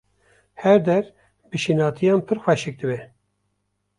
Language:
Kurdish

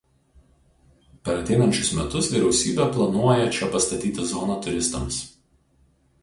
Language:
Lithuanian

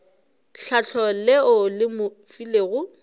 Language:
Northern Sotho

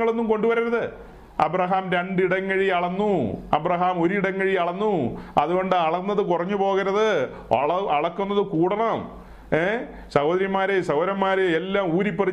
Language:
Malayalam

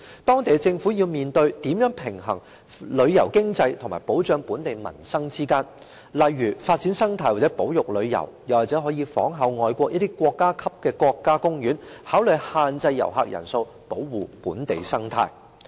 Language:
Cantonese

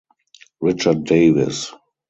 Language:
English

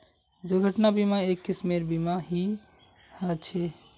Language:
Magahi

